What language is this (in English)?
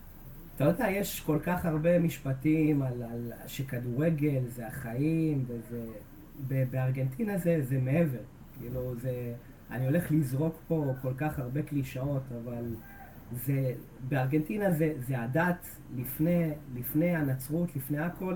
Hebrew